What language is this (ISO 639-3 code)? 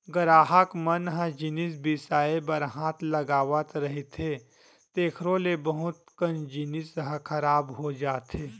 hne